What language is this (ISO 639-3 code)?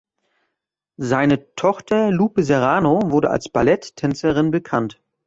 deu